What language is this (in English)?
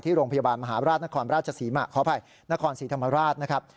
Thai